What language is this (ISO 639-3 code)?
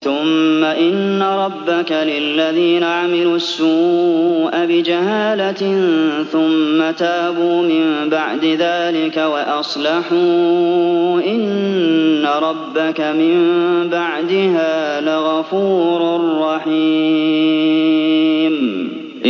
ara